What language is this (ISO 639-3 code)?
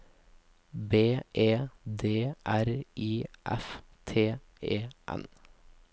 nor